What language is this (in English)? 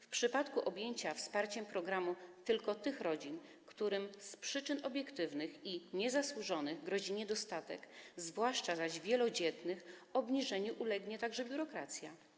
Polish